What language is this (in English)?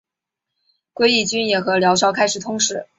Chinese